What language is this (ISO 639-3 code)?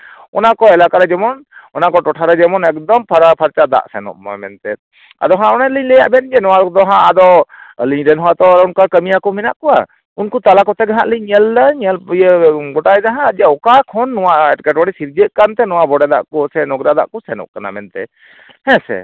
sat